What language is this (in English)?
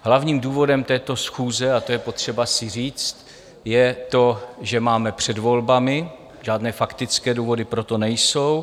Czech